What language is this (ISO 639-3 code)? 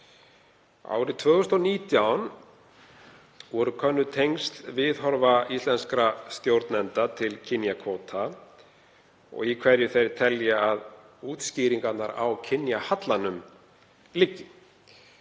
isl